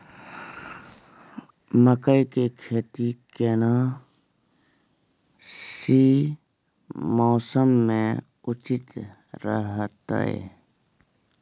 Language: Maithili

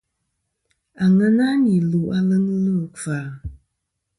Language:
Kom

